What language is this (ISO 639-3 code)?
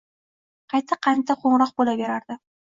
uzb